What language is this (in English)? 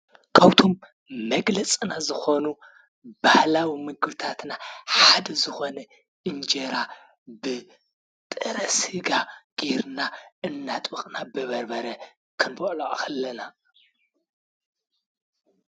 Tigrinya